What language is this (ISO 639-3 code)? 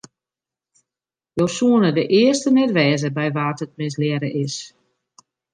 fry